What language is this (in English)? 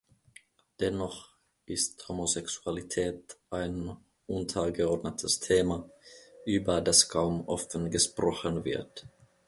German